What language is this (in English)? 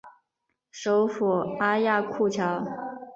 Chinese